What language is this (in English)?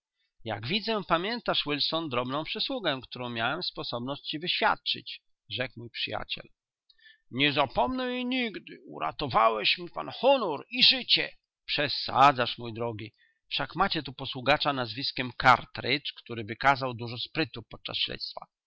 Polish